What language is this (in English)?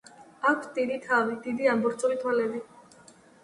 Georgian